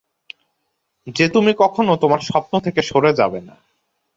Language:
Bangla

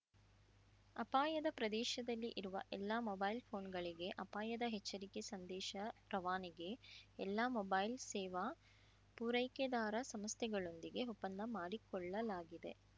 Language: Kannada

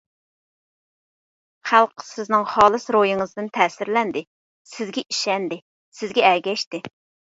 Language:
Uyghur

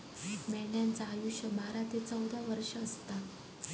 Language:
Marathi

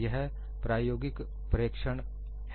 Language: Hindi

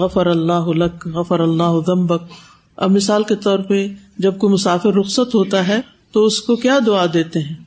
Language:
Urdu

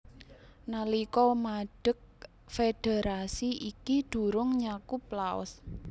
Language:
Javanese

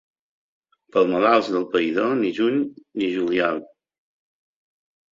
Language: Catalan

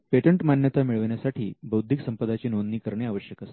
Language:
Marathi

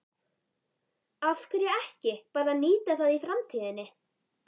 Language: Icelandic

